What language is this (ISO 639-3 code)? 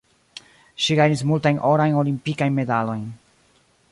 epo